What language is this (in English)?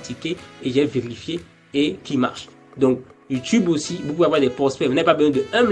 French